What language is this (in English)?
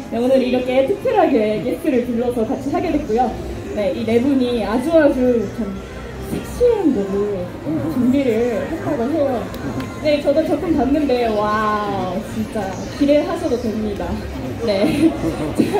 Korean